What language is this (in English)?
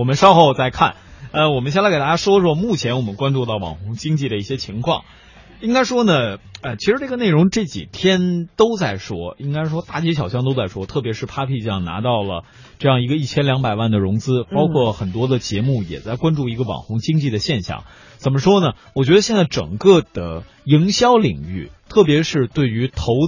Chinese